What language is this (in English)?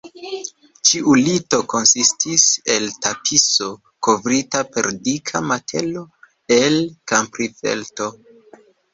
Esperanto